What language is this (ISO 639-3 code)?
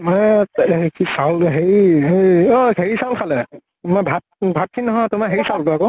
asm